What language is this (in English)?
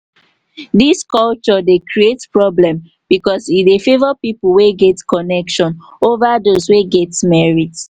Nigerian Pidgin